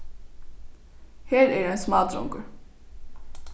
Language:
Faroese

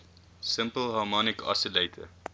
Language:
English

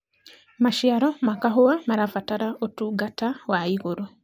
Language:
Kikuyu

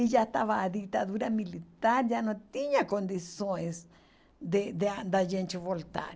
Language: Portuguese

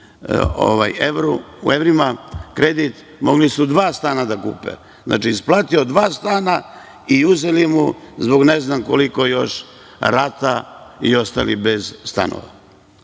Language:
Serbian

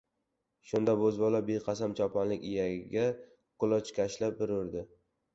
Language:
Uzbek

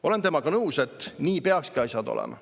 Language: Estonian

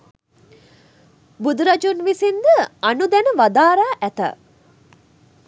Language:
Sinhala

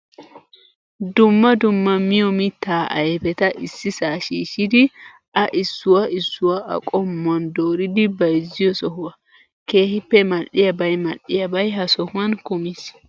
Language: Wolaytta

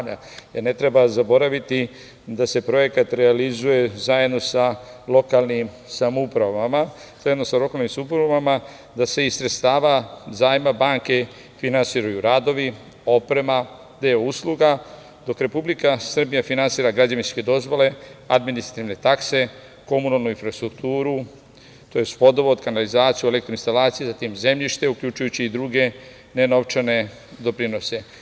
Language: Serbian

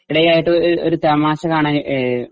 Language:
Malayalam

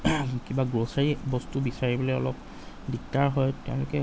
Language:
Assamese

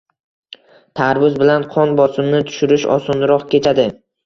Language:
Uzbek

